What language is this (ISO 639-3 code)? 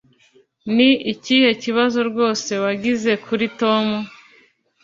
kin